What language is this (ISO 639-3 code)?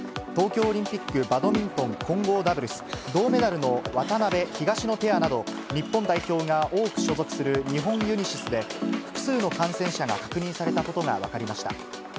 jpn